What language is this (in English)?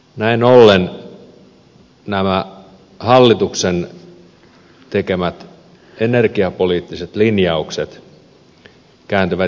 Finnish